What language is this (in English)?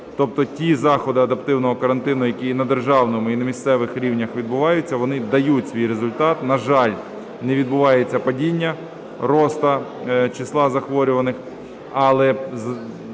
Ukrainian